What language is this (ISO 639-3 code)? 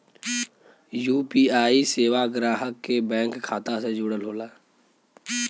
bho